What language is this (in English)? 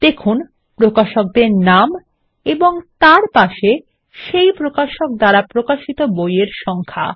Bangla